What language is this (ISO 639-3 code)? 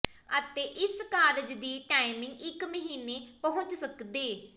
pan